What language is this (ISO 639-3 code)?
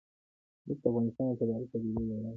pus